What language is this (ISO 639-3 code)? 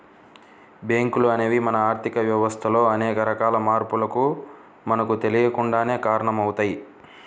tel